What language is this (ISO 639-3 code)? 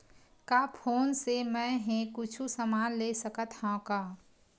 hne